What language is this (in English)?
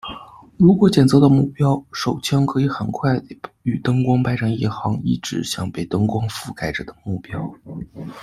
Chinese